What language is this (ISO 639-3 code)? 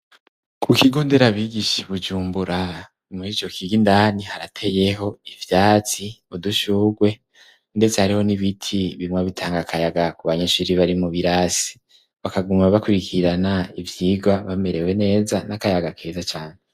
run